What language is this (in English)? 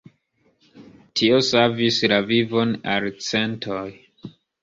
Esperanto